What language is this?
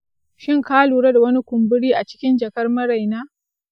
Hausa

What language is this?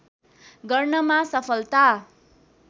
Nepali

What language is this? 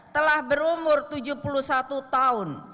Indonesian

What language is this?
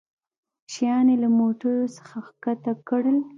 Pashto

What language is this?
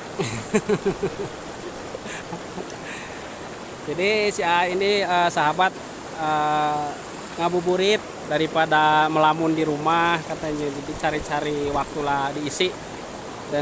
Indonesian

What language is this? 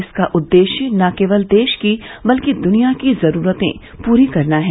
Hindi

